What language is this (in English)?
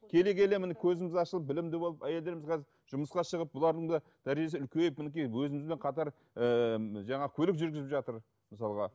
Kazakh